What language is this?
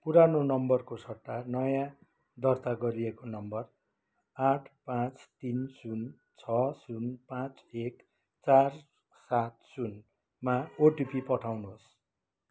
Nepali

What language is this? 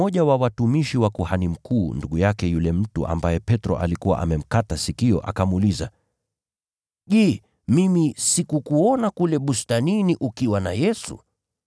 Swahili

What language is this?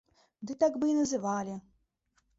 Belarusian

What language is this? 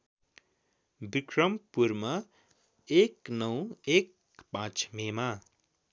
Nepali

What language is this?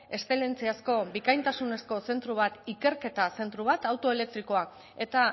Basque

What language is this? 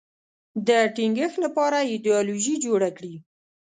Pashto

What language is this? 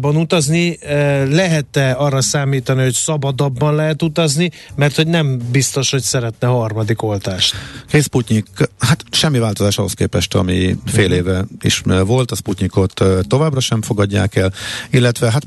Hungarian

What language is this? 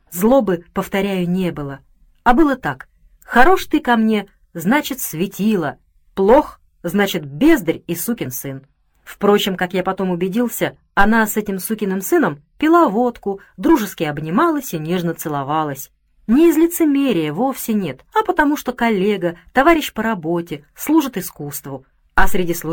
Russian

